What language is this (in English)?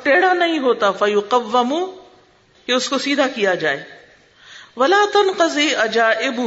Urdu